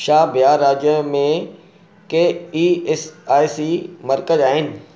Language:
Sindhi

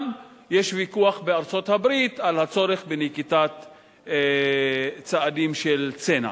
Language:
Hebrew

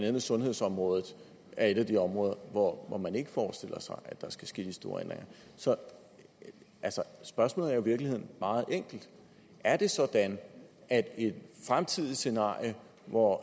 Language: Danish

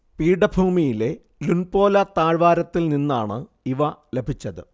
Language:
Malayalam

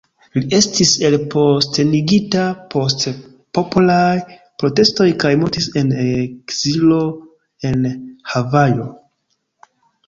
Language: Esperanto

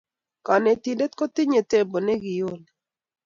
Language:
Kalenjin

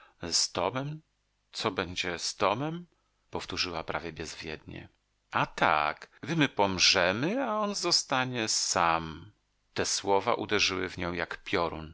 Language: Polish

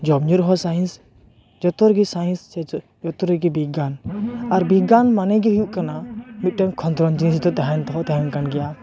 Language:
Santali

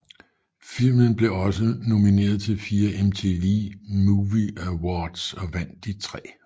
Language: Danish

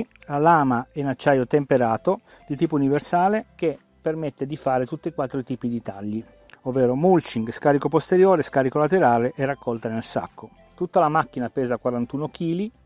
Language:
Italian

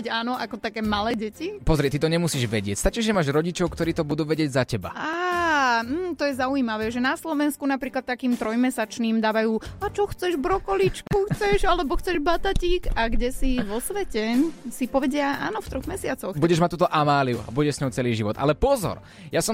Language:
Slovak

